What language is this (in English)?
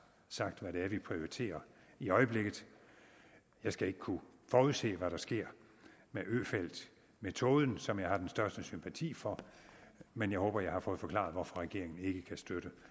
Danish